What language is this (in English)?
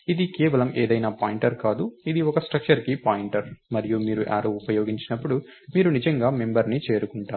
Telugu